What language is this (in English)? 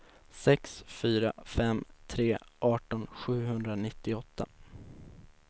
Swedish